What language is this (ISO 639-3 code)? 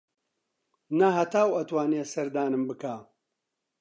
ckb